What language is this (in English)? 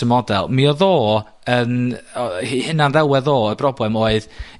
Welsh